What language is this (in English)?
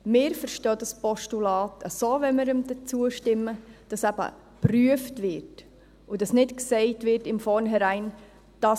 Swiss German